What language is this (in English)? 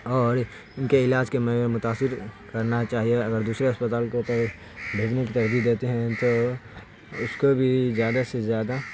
Urdu